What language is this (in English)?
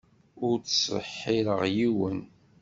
Kabyle